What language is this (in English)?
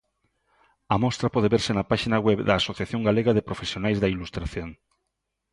Galician